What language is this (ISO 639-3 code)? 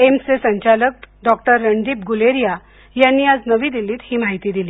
mar